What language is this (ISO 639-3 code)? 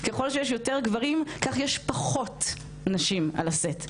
heb